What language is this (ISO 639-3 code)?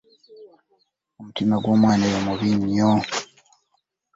lug